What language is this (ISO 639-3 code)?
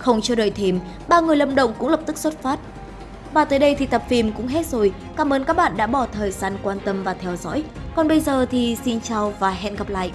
vie